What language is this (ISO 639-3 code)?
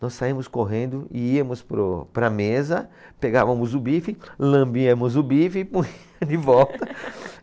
por